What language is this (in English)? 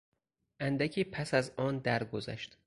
Persian